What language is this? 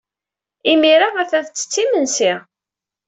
Kabyle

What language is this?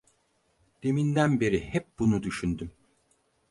Turkish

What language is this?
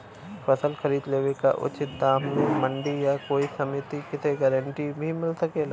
Bhojpuri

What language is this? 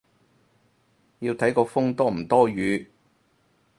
Cantonese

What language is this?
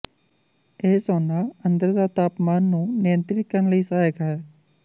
Punjabi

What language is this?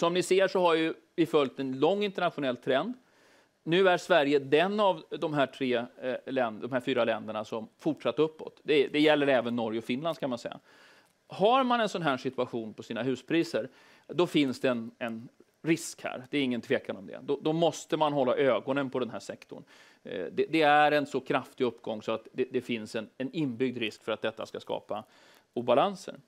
Swedish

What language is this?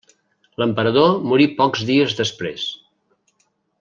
Catalan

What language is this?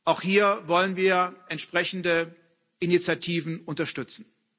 German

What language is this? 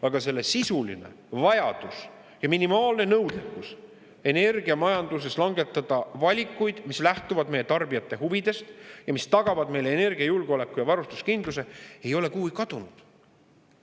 Estonian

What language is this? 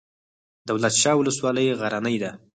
Pashto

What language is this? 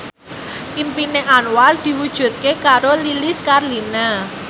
Javanese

